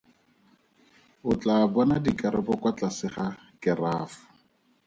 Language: Tswana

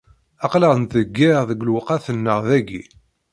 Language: Kabyle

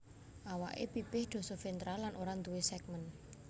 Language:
Javanese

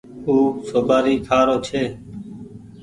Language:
Goaria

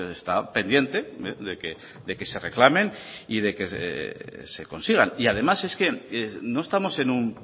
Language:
Spanish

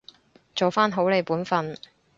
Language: Cantonese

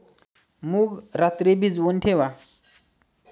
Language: Marathi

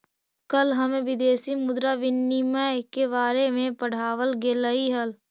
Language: Magahi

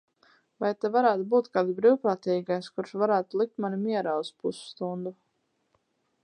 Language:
Latvian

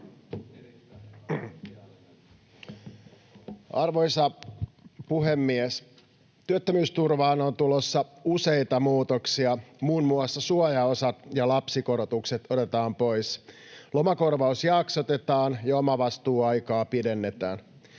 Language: Finnish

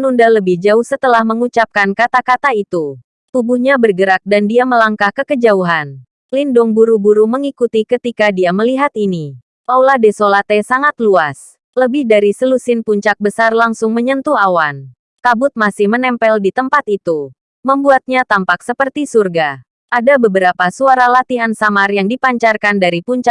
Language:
Indonesian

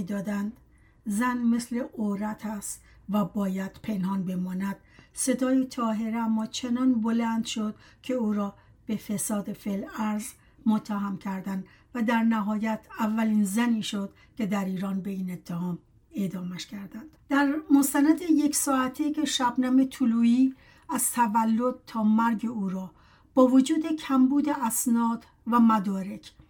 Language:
Persian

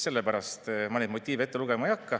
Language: Estonian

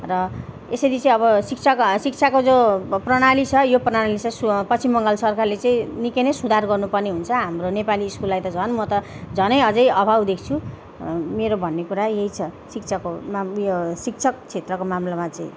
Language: Nepali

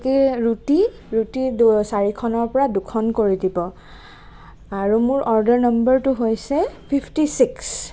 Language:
Assamese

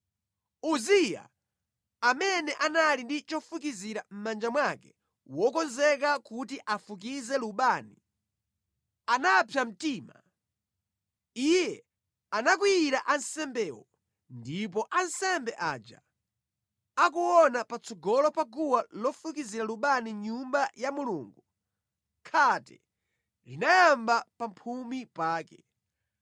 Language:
Nyanja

